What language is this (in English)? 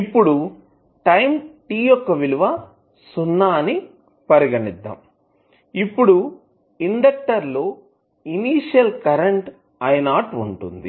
Telugu